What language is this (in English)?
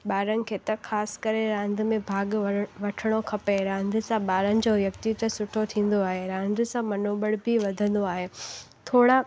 Sindhi